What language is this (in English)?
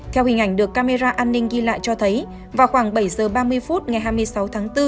Vietnamese